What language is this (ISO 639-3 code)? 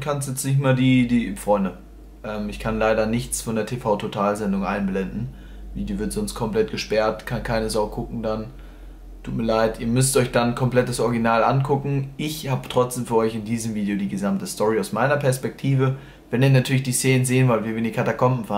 deu